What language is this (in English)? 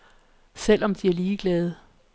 Danish